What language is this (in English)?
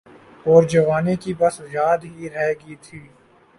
Urdu